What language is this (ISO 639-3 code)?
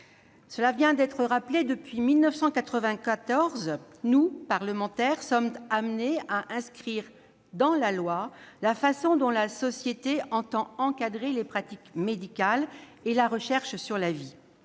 fra